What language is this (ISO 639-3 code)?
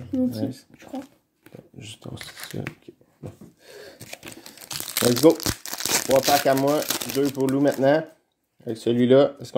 fra